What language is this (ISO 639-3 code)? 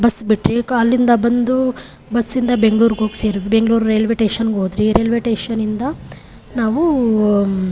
kan